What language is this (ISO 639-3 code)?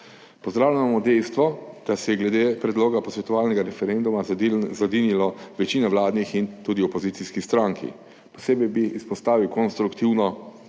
slv